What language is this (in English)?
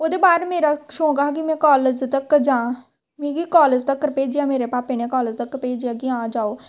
Dogri